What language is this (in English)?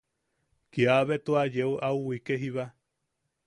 Yaqui